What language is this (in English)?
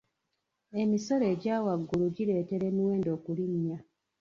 Ganda